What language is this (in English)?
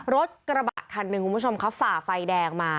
Thai